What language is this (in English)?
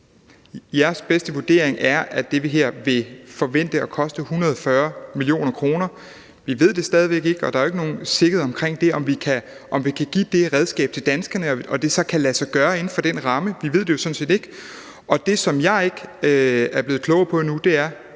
Danish